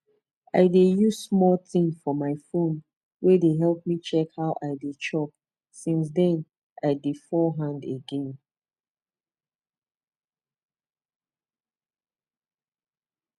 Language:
Nigerian Pidgin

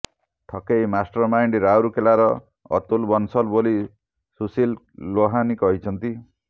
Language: Odia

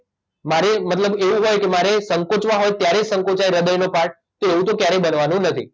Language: Gujarati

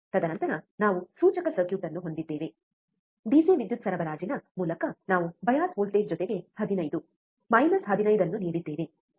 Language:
Kannada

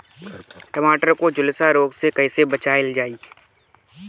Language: Bhojpuri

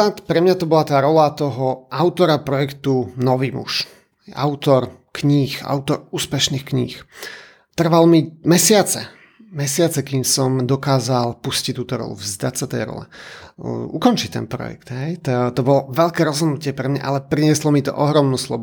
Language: Slovak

